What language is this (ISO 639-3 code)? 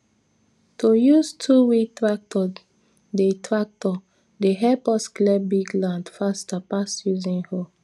pcm